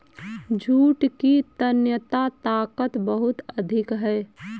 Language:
Hindi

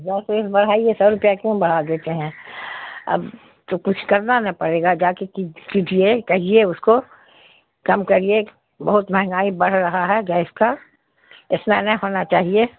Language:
Urdu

